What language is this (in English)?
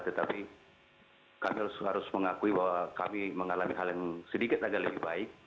Indonesian